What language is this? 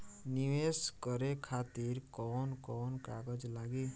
Bhojpuri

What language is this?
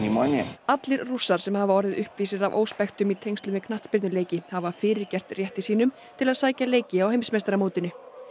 Icelandic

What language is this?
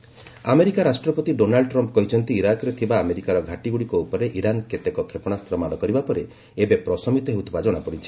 Odia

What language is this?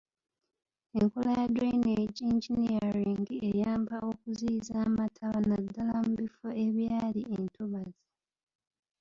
Ganda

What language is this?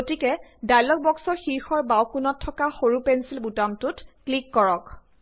Assamese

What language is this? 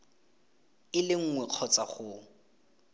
Tswana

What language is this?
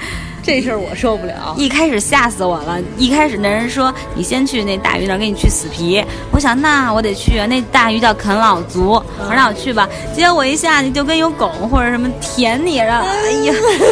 Chinese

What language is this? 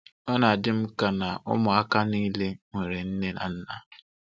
Igbo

